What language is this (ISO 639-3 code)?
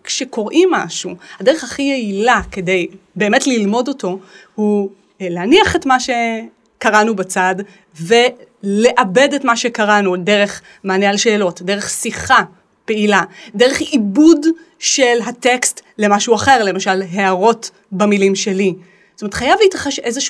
heb